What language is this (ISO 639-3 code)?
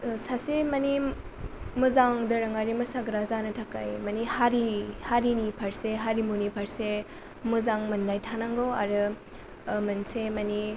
brx